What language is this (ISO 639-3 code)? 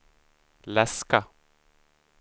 swe